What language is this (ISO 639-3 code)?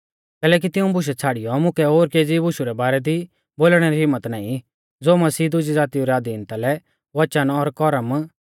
bfz